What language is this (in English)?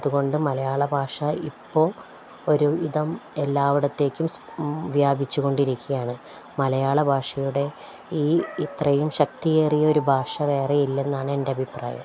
Malayalam